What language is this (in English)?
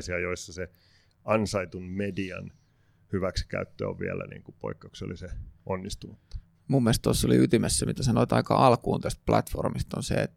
Finnish